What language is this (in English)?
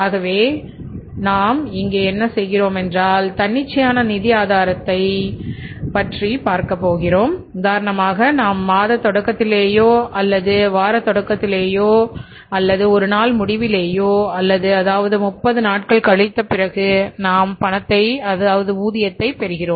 Tamil